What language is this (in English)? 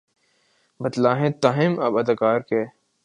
Urdu